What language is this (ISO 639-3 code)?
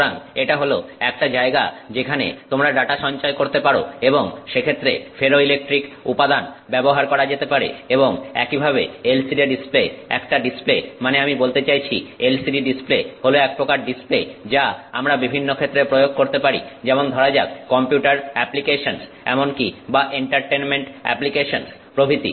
ben